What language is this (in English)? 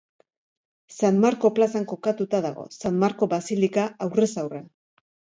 Basque